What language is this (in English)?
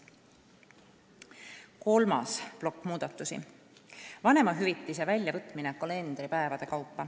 Estonian